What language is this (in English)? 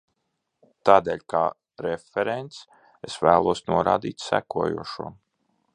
Latvian